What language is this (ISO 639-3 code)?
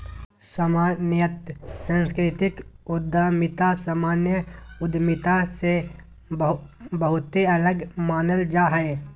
mag